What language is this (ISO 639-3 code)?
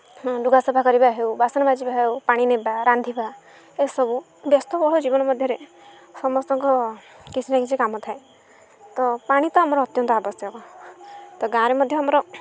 ori